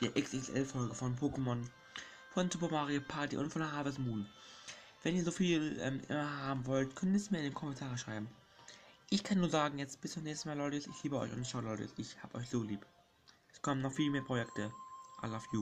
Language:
German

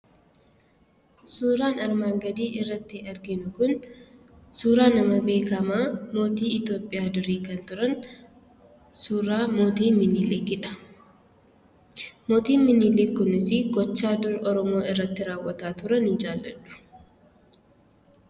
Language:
Oromo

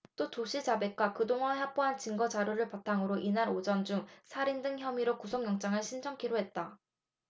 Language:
Korean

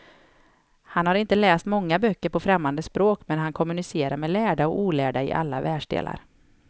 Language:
Swedish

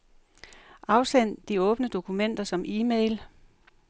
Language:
Danish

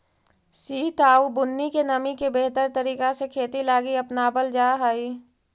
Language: Magahi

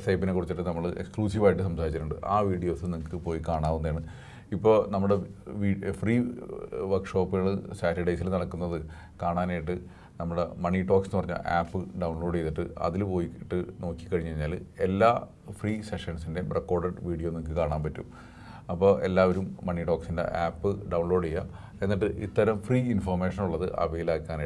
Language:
English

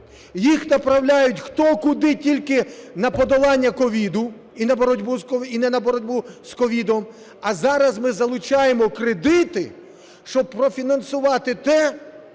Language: Ukrainian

